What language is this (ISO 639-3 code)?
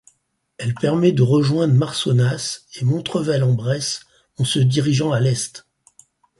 fra